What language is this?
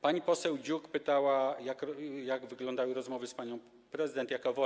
Polish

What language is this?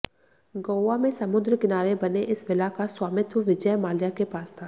Hindi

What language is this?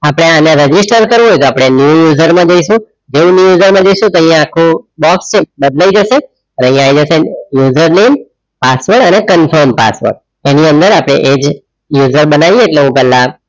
Gujarati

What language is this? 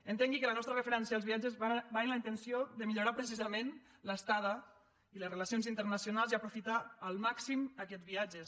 Catalan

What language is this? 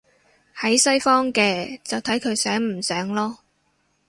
Cantonese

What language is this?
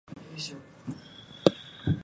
Japanese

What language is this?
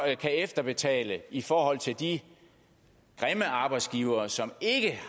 Danish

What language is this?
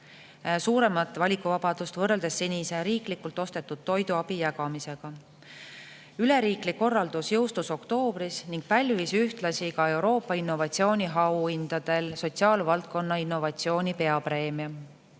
Estonian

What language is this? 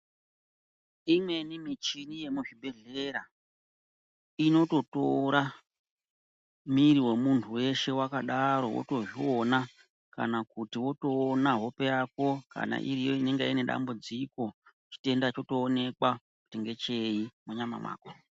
Ndau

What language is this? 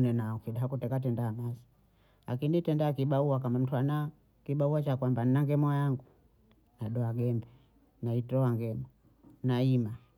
Bondei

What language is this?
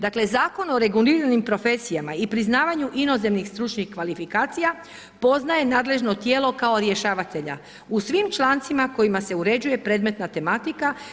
Croatian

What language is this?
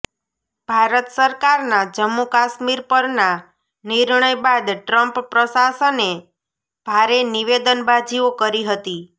Gujarati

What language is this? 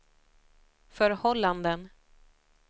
Swedish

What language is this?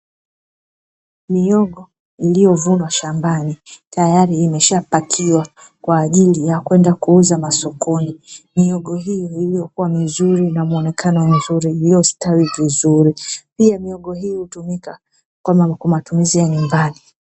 Swahili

